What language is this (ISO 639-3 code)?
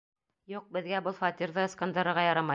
bak